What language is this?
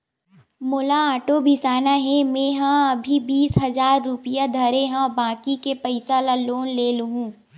Chhattisgarhi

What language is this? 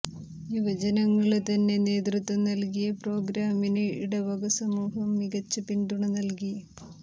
Malayalam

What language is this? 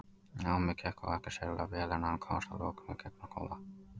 Icelandic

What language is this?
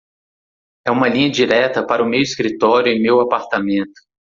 Portuguese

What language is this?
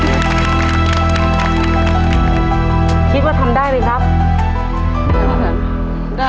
Thai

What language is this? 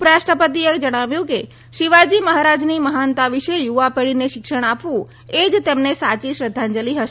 Gujarati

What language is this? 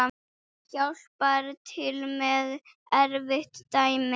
Icelandic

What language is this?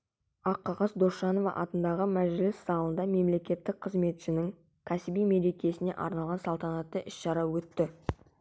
Kazakh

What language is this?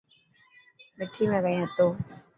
Dhatki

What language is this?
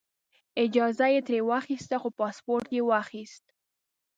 Pashto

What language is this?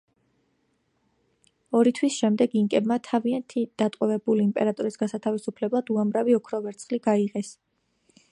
Georgian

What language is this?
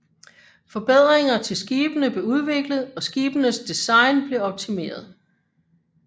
Danish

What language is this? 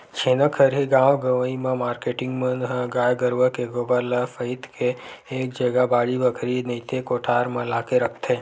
Chhattisgarhi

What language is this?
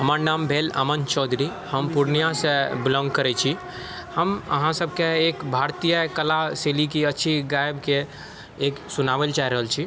Maithili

